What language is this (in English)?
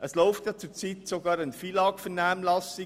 Swiss German